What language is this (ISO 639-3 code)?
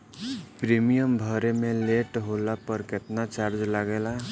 bho